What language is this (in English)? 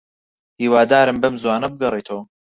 Central Kurdish